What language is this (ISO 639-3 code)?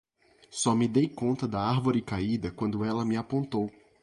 por